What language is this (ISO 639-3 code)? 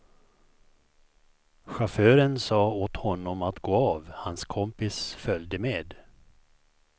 swe